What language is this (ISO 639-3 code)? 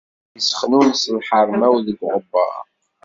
kab